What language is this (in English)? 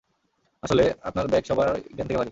Bangla